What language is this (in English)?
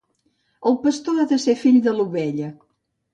Catalan